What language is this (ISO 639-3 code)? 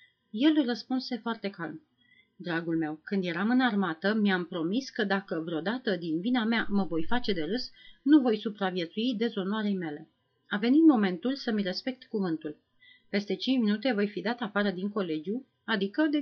ron